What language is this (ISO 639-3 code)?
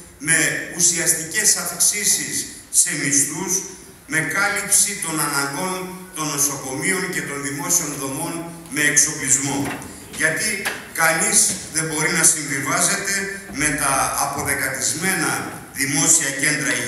ell